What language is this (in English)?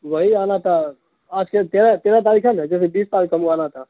Urdu